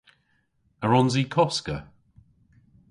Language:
Cornish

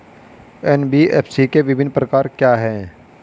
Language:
Hindi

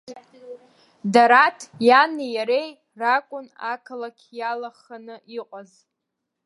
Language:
Abkhazian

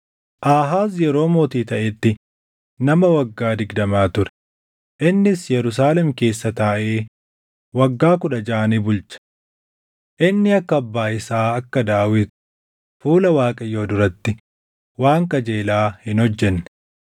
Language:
Oromo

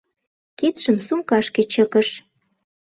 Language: Mari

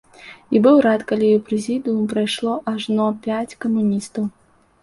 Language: Belarusian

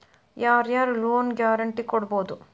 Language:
Kannada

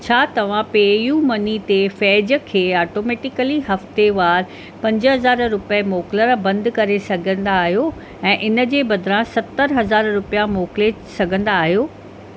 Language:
Sindhi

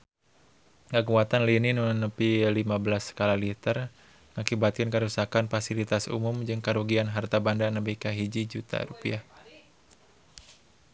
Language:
Sundanese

